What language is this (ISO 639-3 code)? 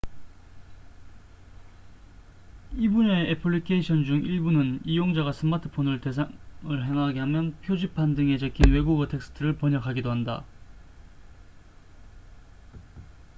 kor